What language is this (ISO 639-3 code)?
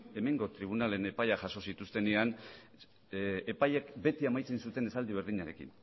eus